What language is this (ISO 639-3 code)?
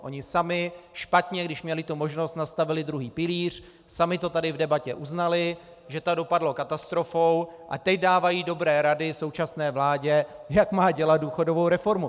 ces